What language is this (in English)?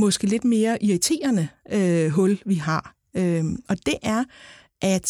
Danish